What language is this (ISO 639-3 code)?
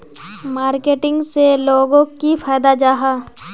mag